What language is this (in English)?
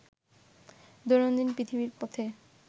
Bangla